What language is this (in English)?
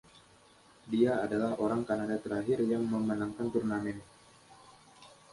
Indonesian